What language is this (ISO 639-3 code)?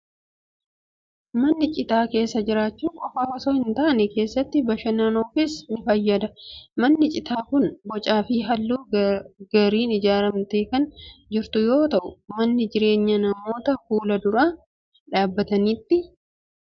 orm